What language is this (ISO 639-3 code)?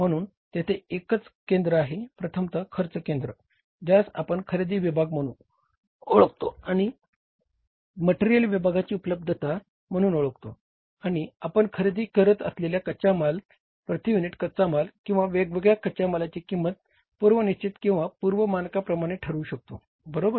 mar